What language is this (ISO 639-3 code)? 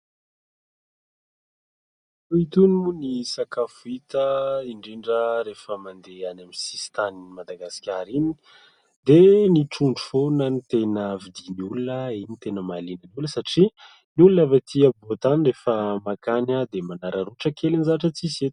mlg